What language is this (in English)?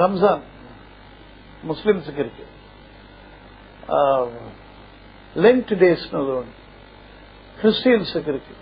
Tamil